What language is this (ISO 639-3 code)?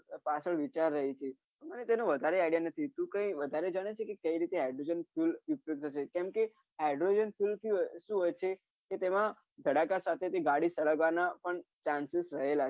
guj